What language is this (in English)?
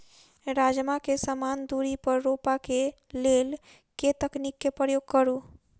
Maithili